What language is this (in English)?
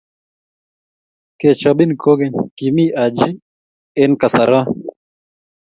Kalenjin